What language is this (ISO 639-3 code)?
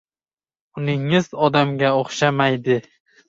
uzb